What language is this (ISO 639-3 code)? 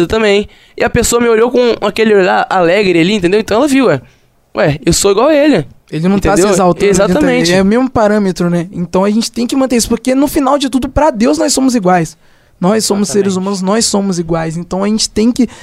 por